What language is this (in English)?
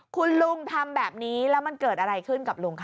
Thai